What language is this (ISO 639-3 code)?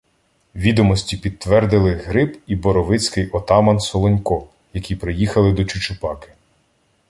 ukr